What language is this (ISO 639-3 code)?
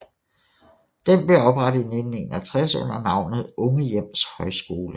dan